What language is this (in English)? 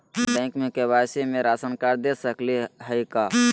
Magahi